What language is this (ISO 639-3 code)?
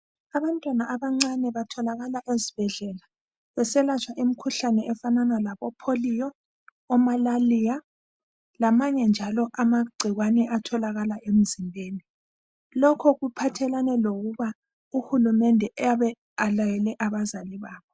nde